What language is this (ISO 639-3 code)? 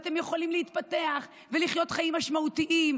heb